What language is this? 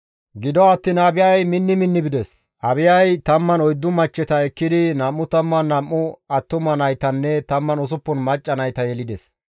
Gamo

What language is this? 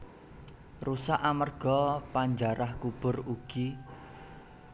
Javanese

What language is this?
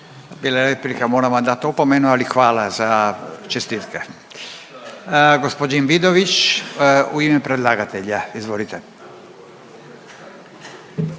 Croatian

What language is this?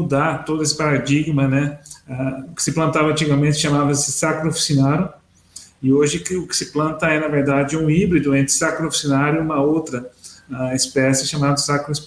Portuguese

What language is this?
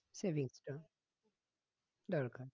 Bangla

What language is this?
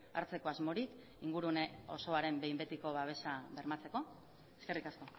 Basque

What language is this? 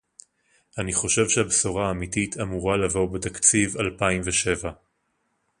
Hebrew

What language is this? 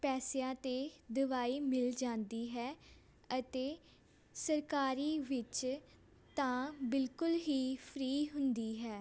Punjabi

